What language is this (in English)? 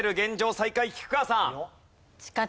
Japanese